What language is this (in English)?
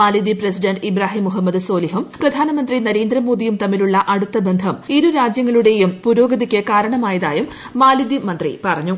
Malayalam